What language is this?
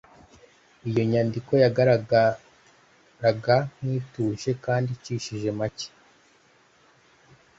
Kinyarwanda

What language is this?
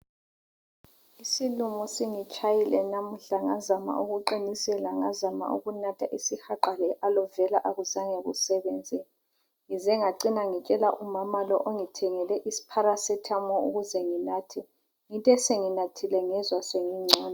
North Ndebele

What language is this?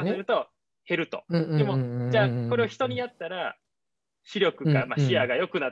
Japanese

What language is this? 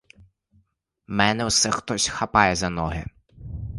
Ukrainian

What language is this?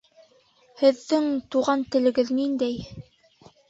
Bashkir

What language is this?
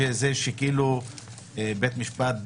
Hebrew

